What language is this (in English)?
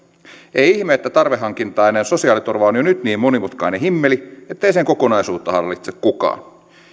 Finnish